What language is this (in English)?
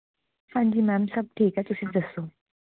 Punjabi